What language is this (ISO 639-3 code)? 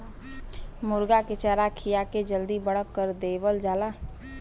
bho